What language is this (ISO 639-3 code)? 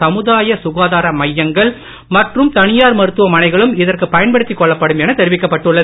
tam